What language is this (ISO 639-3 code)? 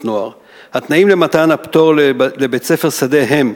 heb